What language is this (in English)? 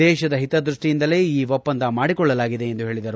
Kannada